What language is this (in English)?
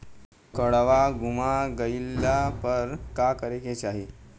Bhojpuri